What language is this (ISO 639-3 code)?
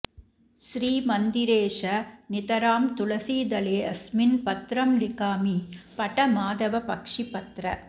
san